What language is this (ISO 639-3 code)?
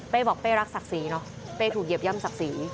tha